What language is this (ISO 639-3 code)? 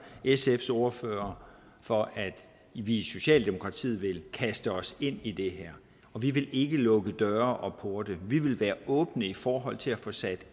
dan